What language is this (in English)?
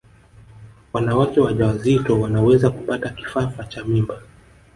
Swahili